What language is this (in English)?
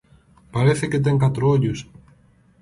Galician